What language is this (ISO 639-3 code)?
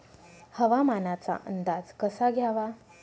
mar